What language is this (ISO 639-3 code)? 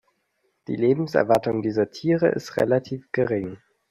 deu